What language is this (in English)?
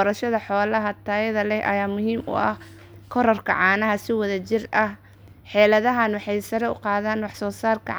Somali